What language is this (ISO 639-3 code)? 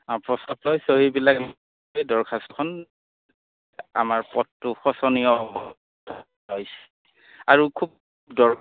asm